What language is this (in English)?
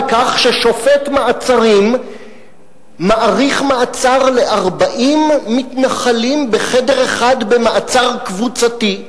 Hebrew